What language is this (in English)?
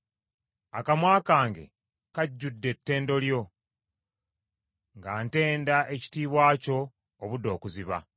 Ganda